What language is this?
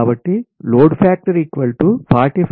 Telugu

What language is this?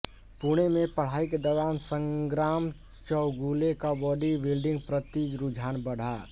Hindi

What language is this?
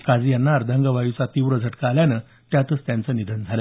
Marathi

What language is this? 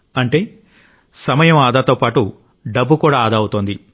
Telugu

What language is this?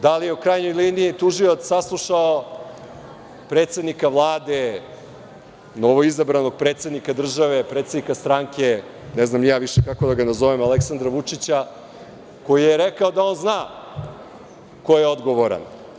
Serbian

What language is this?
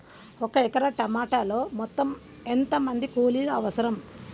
Telugu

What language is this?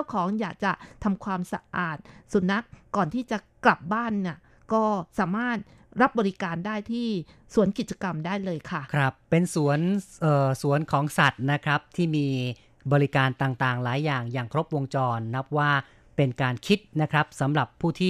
Thai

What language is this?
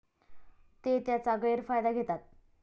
Marathi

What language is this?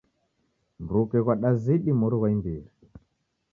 Taita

